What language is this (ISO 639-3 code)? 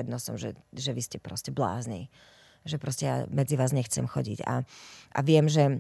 slk